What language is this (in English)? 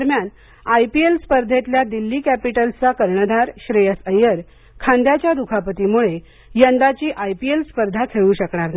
Marathi